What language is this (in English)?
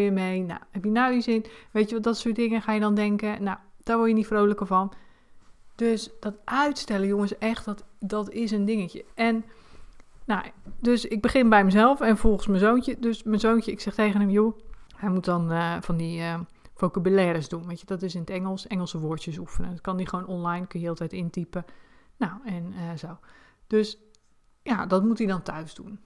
Dutch